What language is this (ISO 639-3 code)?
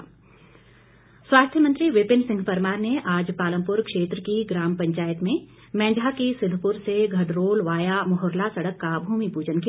hin